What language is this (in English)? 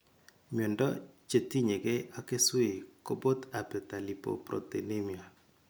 Kalenjin